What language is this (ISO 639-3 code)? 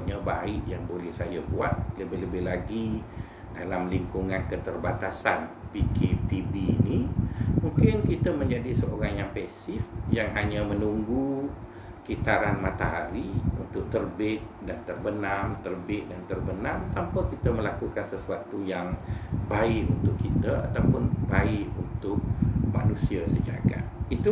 msa